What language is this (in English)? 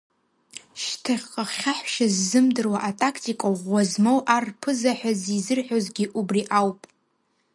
Abkhazian